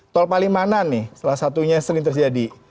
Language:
Indonesian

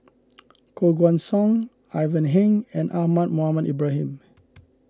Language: English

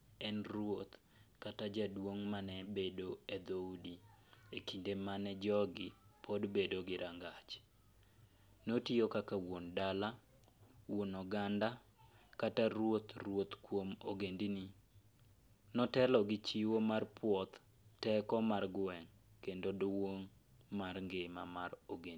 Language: Luo (Kenya and Tanzania)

